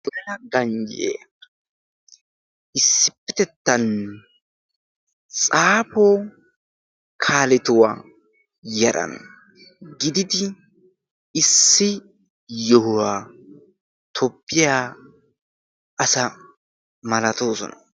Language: Wolaytta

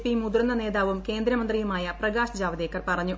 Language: Malayalam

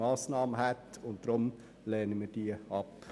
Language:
Swiss German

